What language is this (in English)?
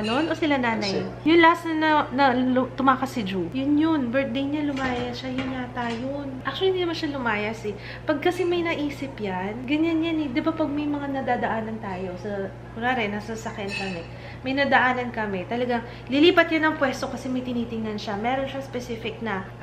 Filipino